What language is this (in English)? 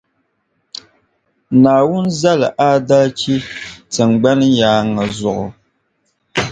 Dagbani